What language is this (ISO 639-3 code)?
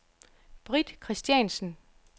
dan